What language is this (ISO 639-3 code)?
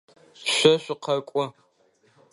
ady